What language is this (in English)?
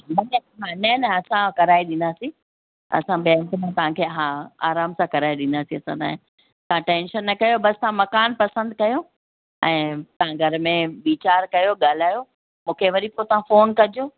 Sindhi